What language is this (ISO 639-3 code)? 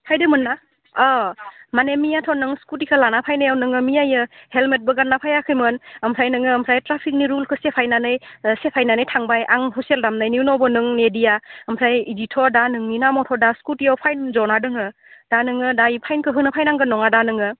brx